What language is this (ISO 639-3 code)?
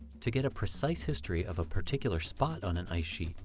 eng